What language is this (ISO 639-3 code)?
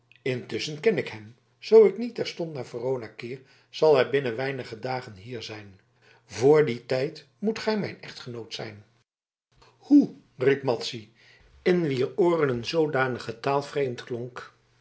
nld